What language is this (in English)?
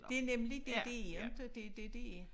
Danish